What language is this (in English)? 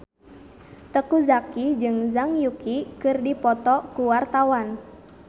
Sundanese